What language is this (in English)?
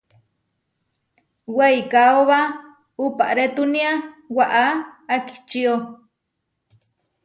Huarijio